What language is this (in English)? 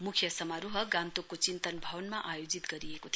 Nepali